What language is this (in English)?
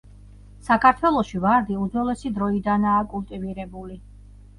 Georgian